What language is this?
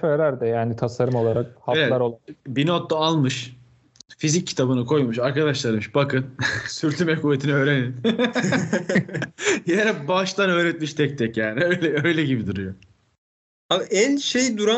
Turkish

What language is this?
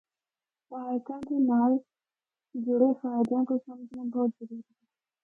Northern Hindko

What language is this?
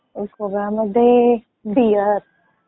Marathi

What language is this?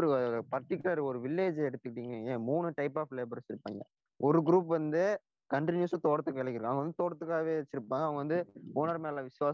Tamil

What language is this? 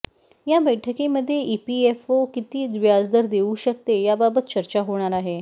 Marathi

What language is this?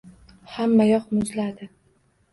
Uzbek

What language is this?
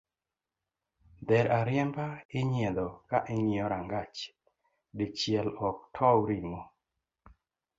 Luo (Kenya and Tanzania)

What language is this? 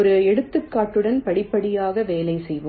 Tamil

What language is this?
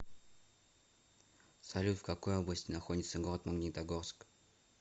Russian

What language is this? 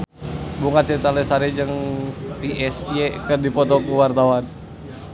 Sundanese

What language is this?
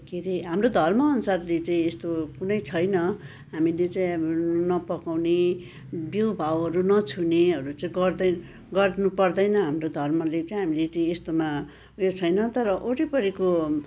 Nepali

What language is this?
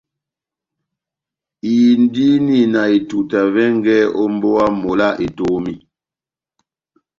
Batanga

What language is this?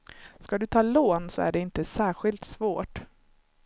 Swedish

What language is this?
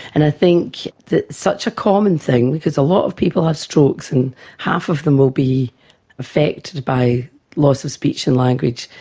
English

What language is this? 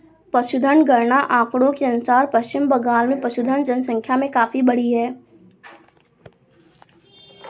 Hindi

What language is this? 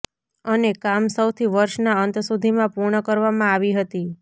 Gujarati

